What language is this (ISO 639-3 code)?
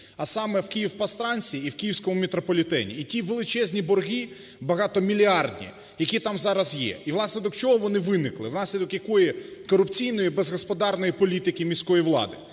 ukr